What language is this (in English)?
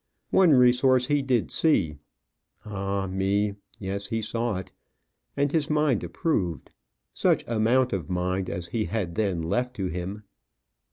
English